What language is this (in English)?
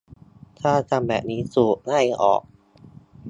Thai